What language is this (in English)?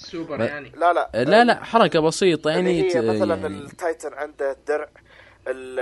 Arabic